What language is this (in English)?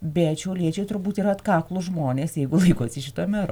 Lithuanian